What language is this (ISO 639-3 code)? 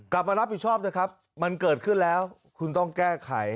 tha